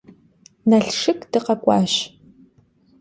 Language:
Kabardian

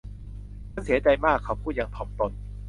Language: Thai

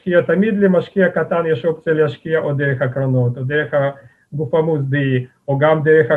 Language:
Hebrew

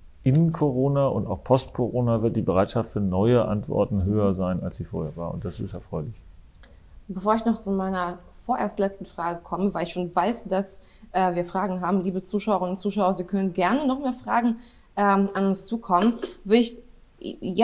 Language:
German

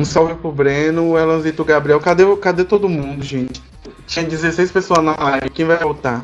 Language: Portuguese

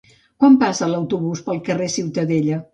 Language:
Catalan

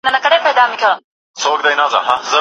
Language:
Pashto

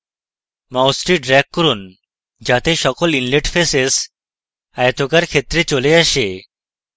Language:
Bangla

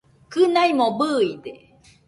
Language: Nüpode Huitoto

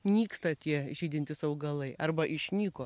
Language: Lithuanian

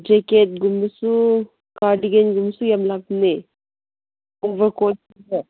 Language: Manipuri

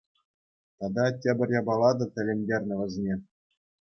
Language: Chuvash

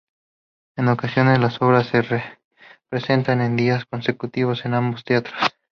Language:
Spanish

